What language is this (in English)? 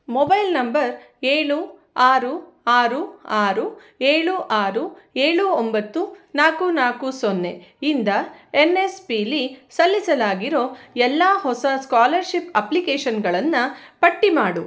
Kannada